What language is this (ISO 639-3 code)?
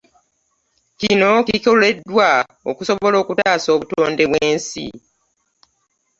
lug